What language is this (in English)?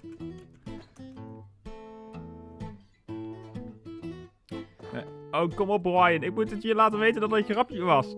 Dutch